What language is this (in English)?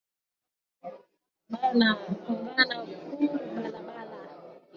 Swahili